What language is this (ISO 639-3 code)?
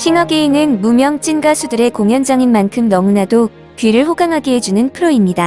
kor